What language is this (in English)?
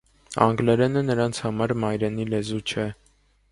Armenian